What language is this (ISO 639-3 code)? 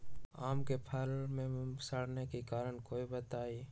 mag